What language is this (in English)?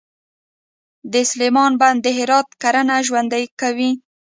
Pashto